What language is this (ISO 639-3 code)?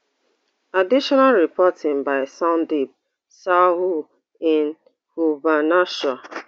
pcm